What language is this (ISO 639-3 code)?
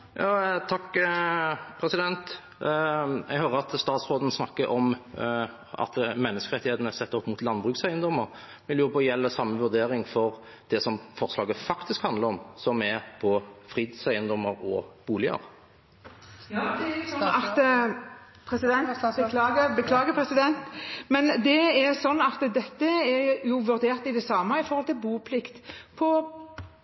nob